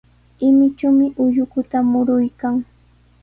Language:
Sihuas Ancash Quechua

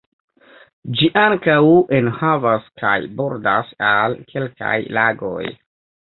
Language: Esperanto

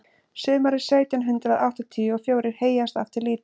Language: Icelandic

